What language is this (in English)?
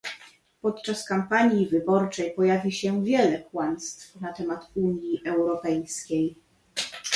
Polish